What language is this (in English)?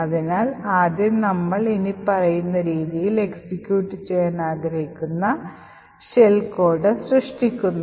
Malayalam